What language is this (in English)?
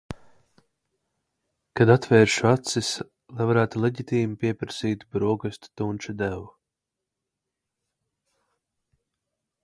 Latvian